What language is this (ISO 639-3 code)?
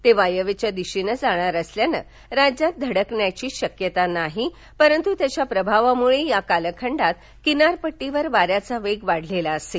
mar